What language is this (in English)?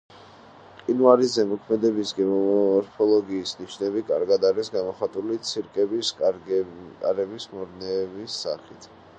Georgian